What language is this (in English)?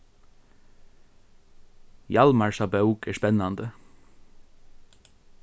Faroese